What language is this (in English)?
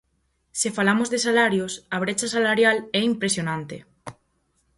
Galician